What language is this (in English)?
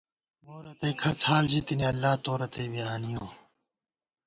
Gawar-Bati